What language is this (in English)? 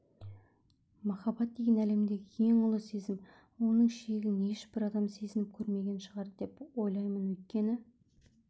Kazakh